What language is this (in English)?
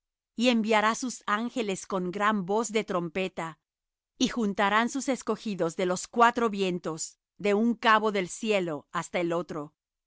Spanish